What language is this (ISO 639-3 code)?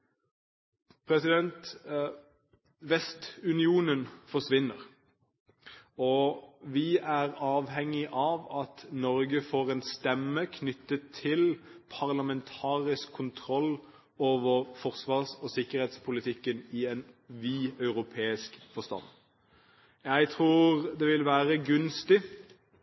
nob